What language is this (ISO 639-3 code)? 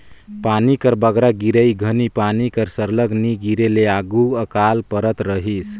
hne